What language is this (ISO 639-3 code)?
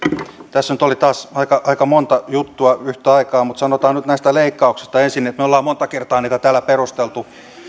fin